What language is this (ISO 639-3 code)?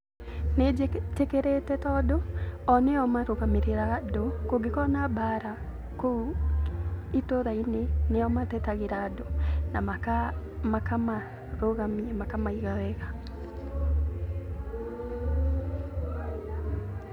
kik